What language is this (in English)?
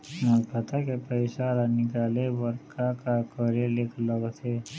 Chhattisgarhi